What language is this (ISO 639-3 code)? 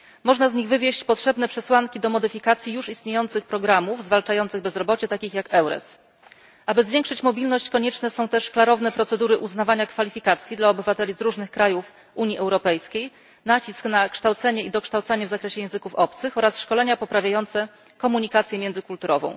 pol